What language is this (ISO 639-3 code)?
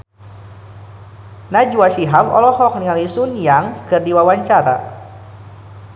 sun